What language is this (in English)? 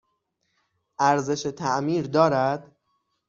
Persian